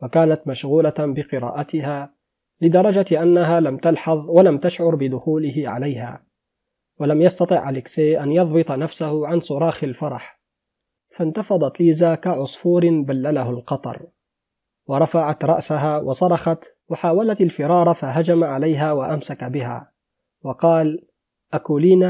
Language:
Arabic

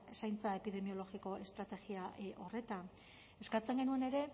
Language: Basque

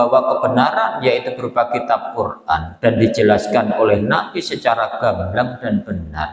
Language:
Indonesian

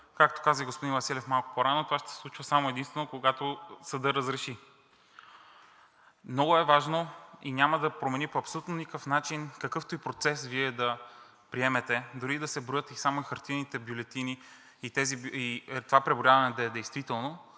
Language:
Bulgarian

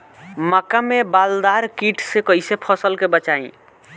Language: Bhojpuri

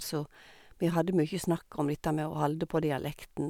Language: Norwegian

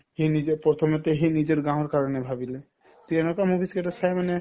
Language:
Assamese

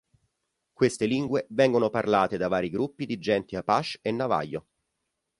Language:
Italian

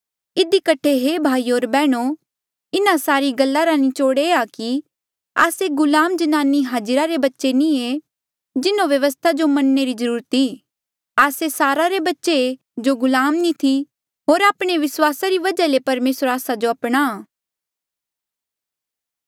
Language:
Mandeali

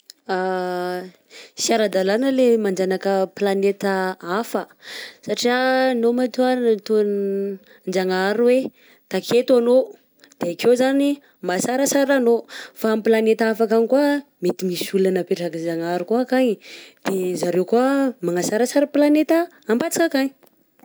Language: Southern Betsimisaraka Malagasy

